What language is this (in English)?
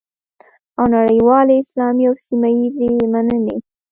Pashto